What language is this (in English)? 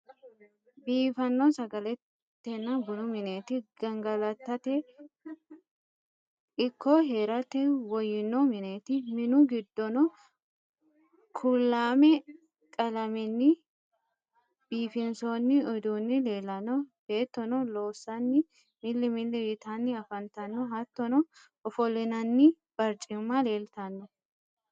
Sidamo